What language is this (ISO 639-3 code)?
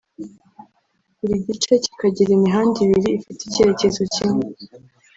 kin